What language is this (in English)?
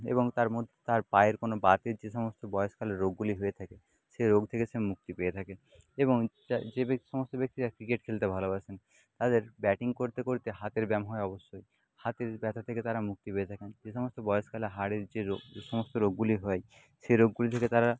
Bangla